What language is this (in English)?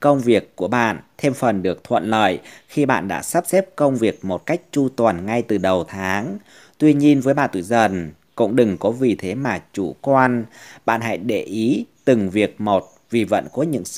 Vietnamese